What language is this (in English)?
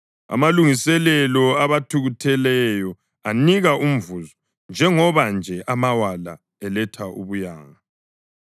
North Ndebele